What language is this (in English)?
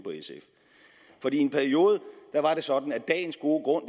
Danish